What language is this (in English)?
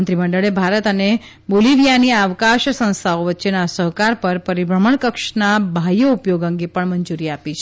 Gujarati